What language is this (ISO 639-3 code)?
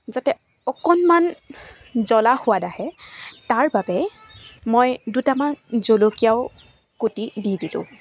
asm